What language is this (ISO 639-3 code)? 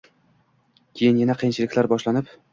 uzb